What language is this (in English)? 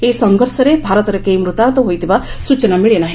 Odia